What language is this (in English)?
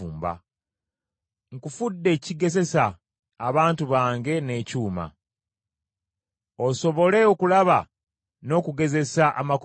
Ganda